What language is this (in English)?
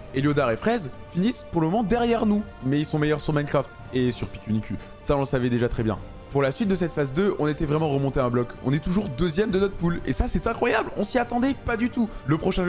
French